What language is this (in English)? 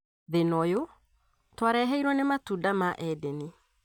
Kikuyu